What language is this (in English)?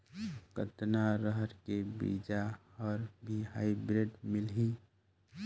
Chhattisgarhi